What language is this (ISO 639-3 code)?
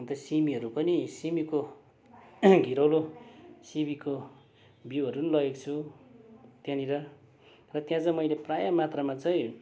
nep